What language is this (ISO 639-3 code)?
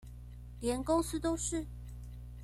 zho